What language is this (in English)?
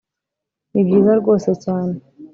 Kinyarwanda